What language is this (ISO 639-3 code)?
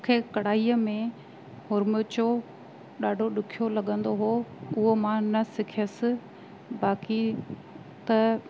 snd